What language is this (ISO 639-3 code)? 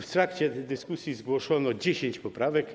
pol